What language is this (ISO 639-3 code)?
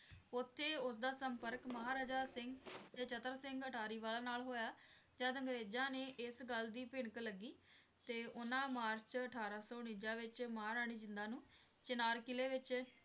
pan